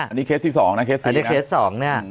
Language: Thai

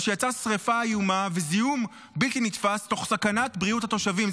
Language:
Hebrew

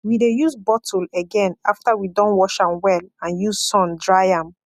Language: Nigerian Pidgin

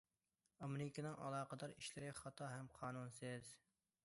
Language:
Uyghur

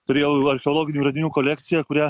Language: Lithuanian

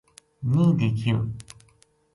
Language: Gujari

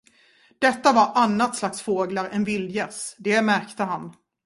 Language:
Swedish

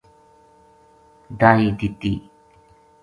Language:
Gujari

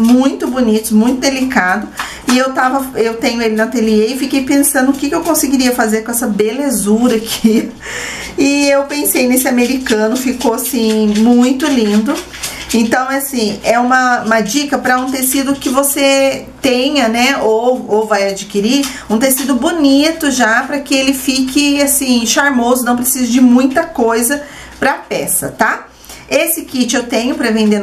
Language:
Portuguese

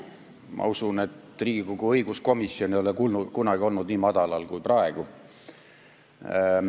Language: Estonian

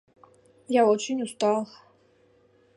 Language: Mari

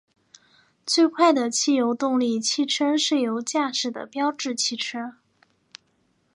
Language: Chinese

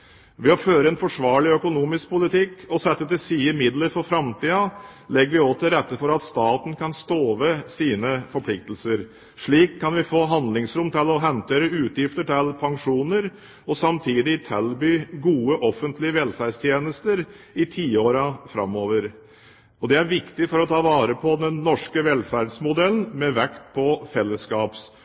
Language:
Norwegian Bokmål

